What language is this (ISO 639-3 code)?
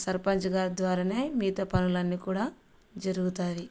tel